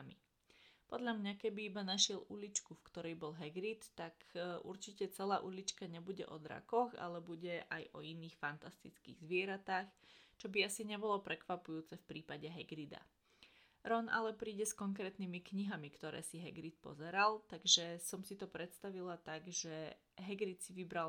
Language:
Slovak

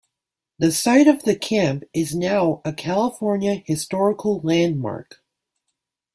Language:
English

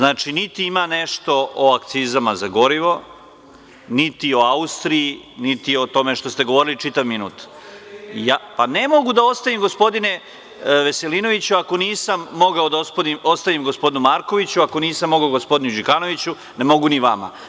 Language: Serbian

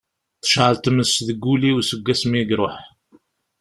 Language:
Kabyle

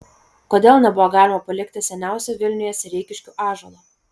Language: Lithuanian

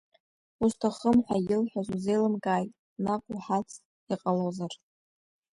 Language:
Abkhazian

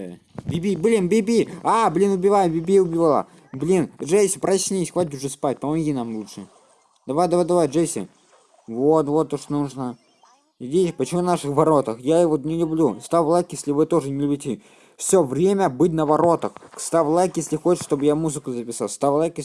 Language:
Russian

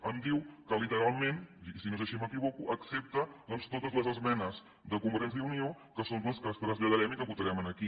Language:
Catalan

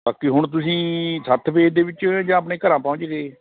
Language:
Punjabi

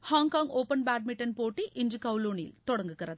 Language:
Tamil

